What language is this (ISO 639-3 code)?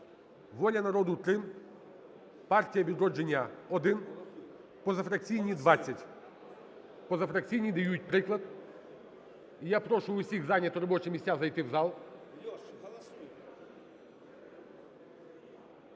ukr